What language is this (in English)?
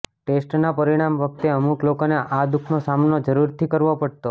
Gujarati